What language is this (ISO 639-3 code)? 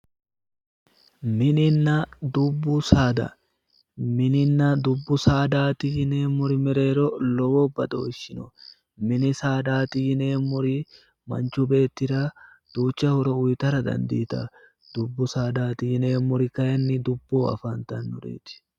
sid